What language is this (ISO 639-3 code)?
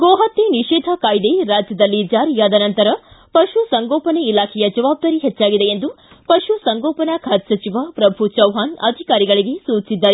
kan